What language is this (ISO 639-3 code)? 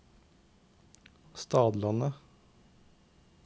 nor